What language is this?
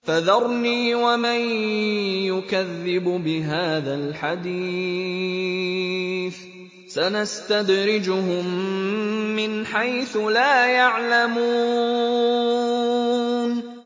Arabic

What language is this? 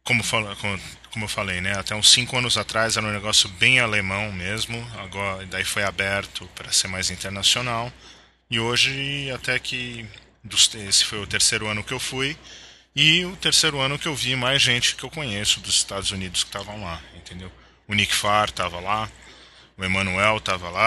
Portuguese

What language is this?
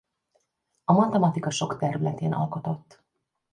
Hungarian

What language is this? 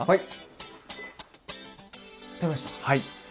Japanese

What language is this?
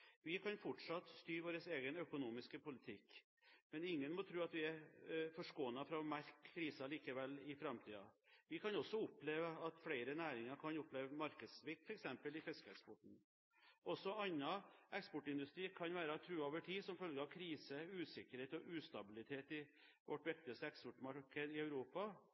Norwegian Bokmål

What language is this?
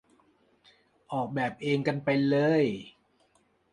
Thai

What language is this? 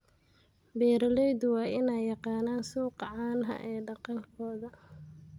Somali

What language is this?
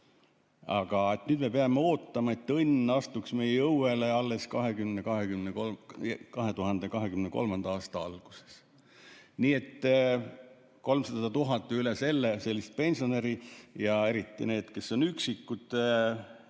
Estonian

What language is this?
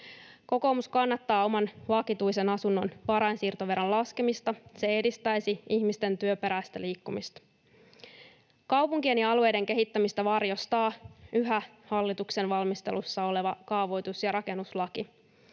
Finnish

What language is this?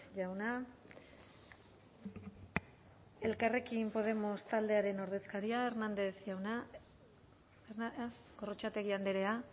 Basque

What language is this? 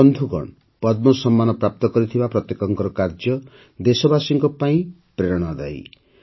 Odia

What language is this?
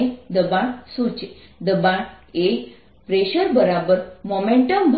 Gujarati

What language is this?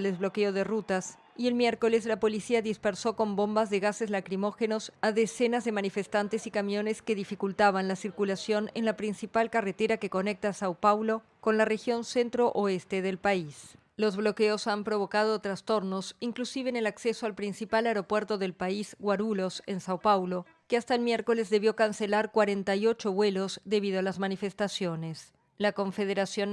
Spanish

